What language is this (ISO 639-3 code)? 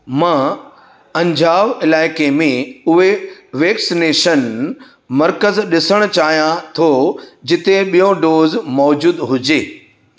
snd